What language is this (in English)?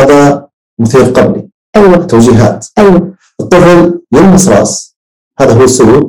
Arabic